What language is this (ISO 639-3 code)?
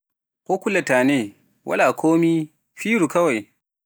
fuf